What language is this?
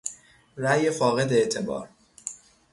Persian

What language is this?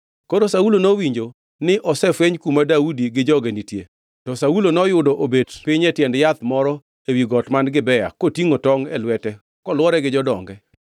Luo (Kenya and Tanzania)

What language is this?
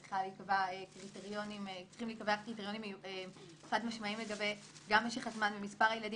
Hebrew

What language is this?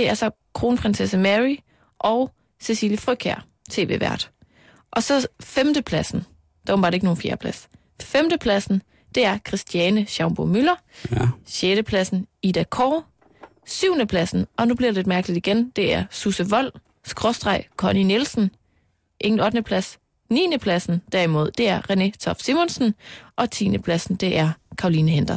Danish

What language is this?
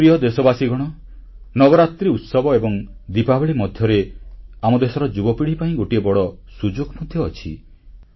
Odia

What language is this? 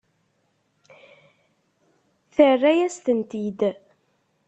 Kabyle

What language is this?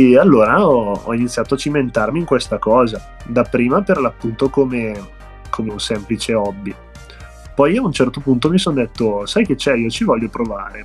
Italian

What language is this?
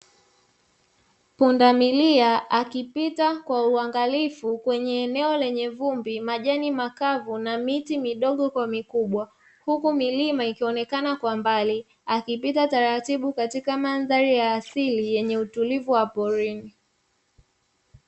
Swahili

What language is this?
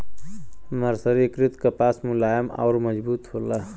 Bhojpuri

